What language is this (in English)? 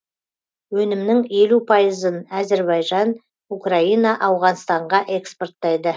Kazakh